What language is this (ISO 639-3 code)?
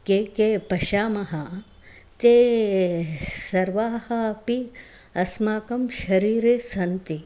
san